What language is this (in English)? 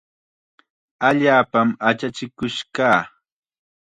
Chiquián Ancash Quechua